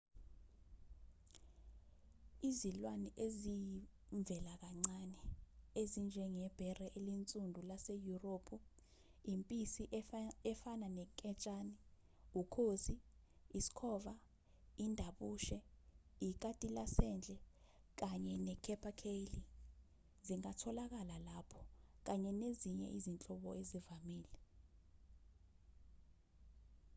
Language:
Zulu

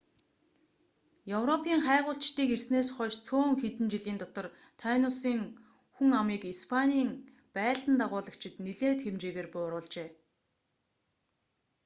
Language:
Mongolian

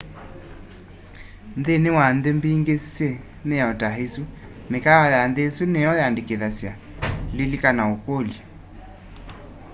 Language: Kamba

